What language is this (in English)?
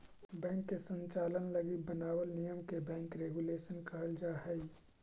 Magahi